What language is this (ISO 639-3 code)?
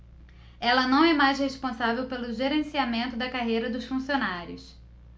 por